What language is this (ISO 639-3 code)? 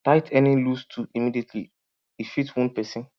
pcm